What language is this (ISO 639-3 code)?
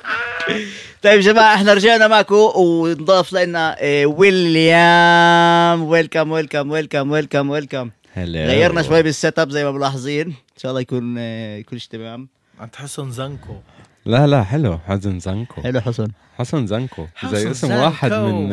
ara